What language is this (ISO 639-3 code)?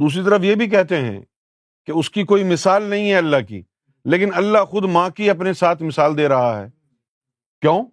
urd